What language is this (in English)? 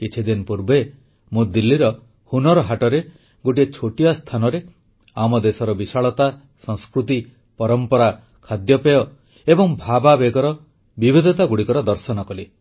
Odia